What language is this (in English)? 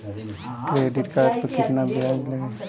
Bhojpuri